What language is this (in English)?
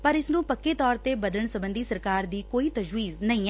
Punjabi